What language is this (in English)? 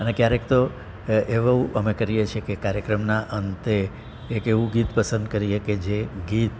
Gujarati